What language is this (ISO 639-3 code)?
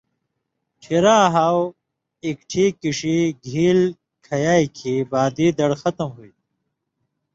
mvy